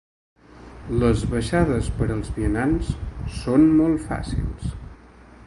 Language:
Catalan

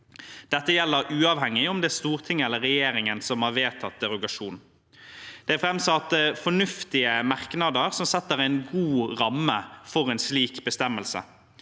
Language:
Norwegian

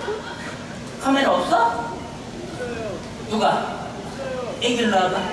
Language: Korean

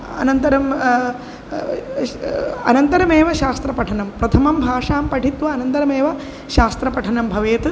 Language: Sanskrit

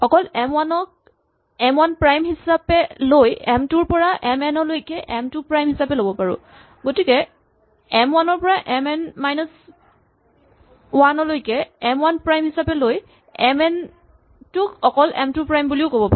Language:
Assamese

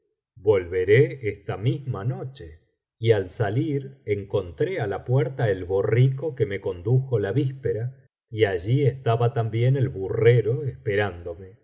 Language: Spanish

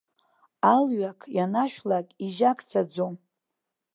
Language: Abkhazian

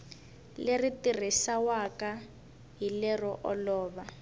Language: Tsonga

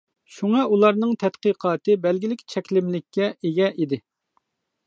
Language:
Uyghur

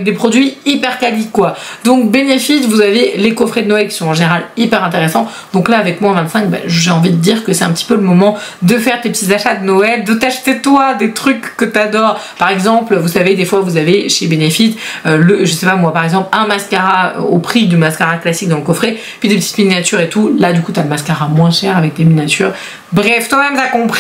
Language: French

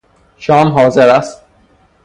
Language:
Persian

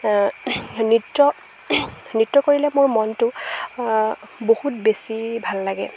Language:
Assamese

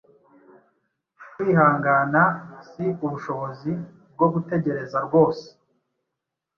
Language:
Kinyarwanda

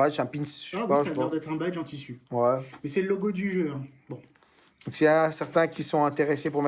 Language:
French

